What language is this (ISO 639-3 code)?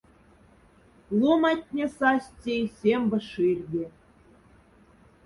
mdf